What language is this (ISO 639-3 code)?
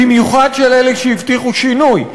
heb